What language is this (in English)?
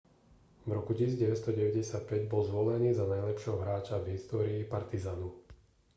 Slovak